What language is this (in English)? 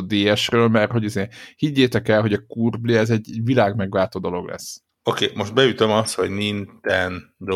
Hungarian